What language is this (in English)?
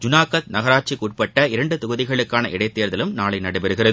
Tamil